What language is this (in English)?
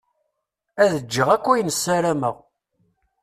Kabyle